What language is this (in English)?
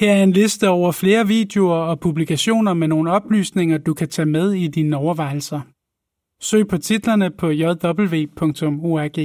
Danish